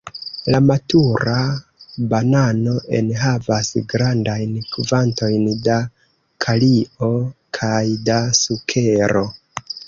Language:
Esperanto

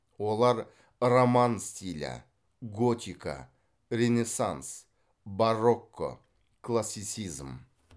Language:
Kazakh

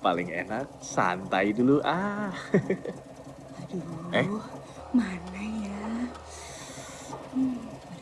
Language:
Indonesian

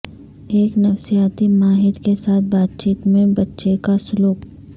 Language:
Urdu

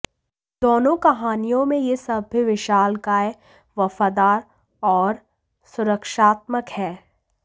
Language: Hindi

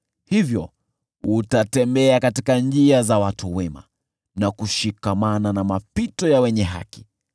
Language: Swahili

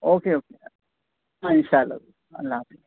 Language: Urdu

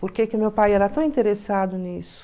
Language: Portuguese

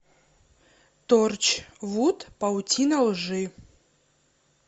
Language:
Russian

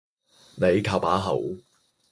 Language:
Cantonese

